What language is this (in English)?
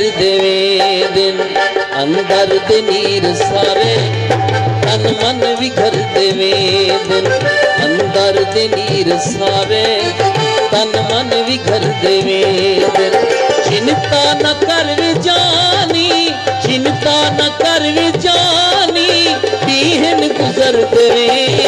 Hindi